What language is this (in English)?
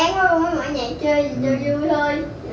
Vietnamese